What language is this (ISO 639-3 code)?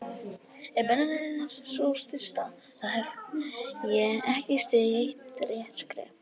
isl